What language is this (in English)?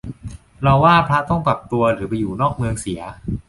Thai